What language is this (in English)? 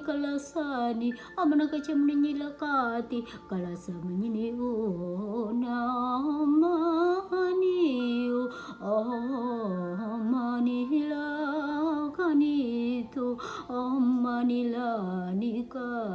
Vietnamese